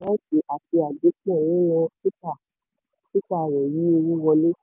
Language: Yoruba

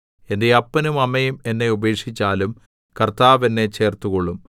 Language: Malayalam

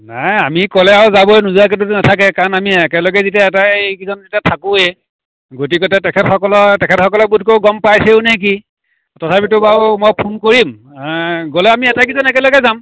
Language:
Assamese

